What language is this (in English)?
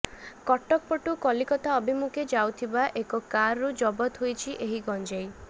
Odia